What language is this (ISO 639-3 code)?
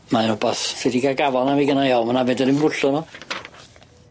cym